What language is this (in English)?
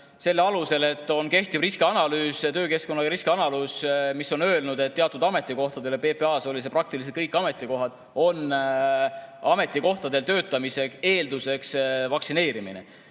Estonian